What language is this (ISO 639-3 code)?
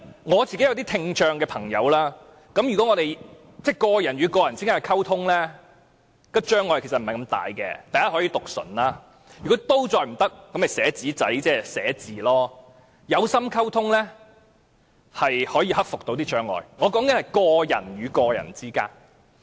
yue